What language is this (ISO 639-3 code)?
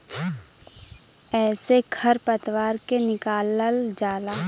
bho